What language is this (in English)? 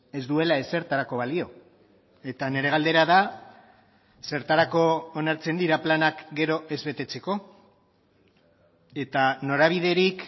Basque